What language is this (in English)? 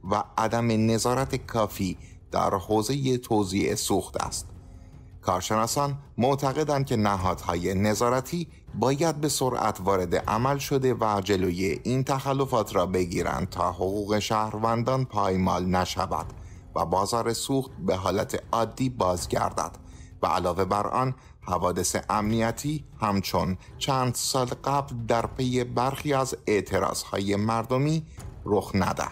Persian